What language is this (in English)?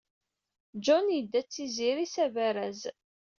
Kabyle